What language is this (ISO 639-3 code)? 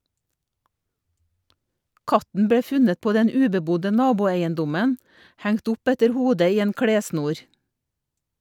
nor